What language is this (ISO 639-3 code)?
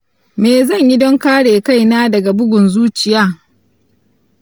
hau